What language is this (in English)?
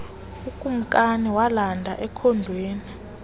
Xhosa